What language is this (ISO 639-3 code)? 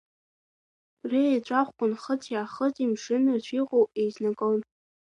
abk